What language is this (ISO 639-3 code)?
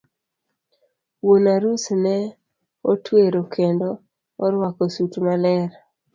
luo